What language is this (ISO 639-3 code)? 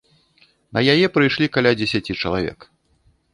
bel